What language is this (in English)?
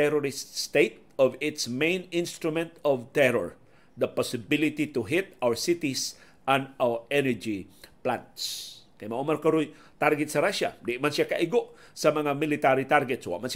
Filipino